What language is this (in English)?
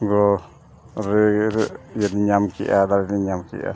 Santali